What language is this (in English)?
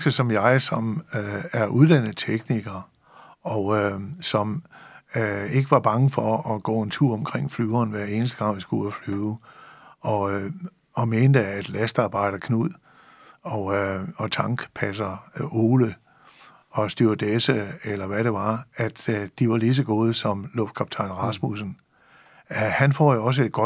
Danish